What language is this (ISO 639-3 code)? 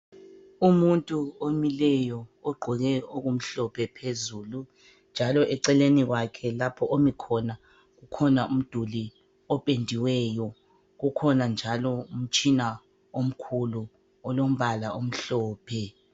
nde